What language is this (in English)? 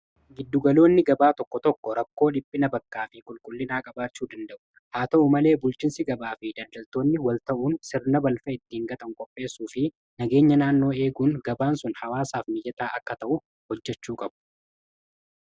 Oromo